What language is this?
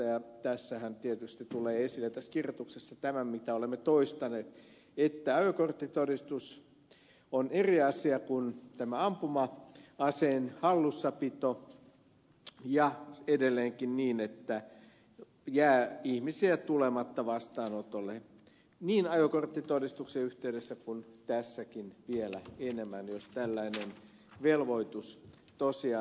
Finnish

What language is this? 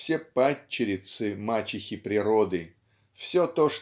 Russian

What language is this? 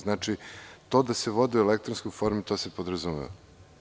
Serbian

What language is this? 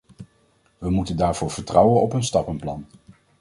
Dutch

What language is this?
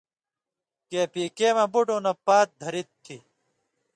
Indus Kohistani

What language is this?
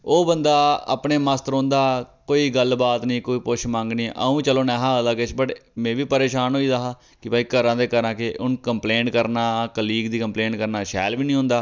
Dogri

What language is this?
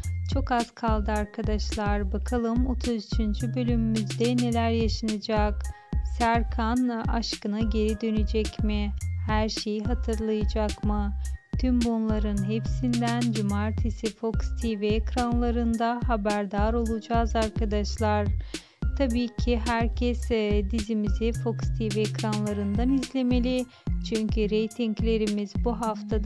Turkish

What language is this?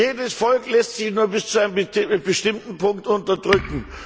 German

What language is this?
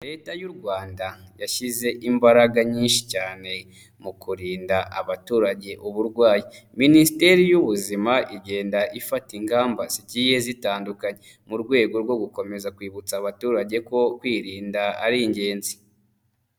Kinyarwanda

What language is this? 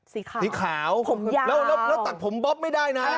Thai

